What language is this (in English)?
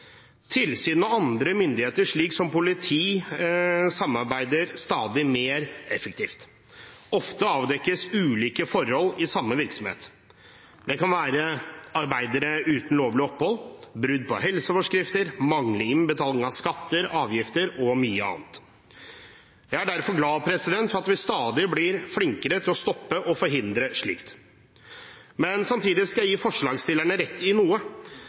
Norwegian Bokmål